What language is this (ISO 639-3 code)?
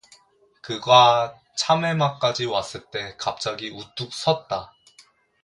kor